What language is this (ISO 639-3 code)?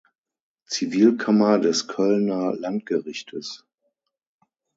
deu